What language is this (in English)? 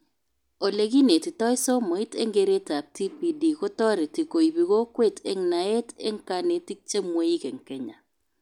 Kalenjin